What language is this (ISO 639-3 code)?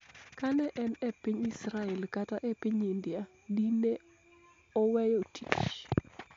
luo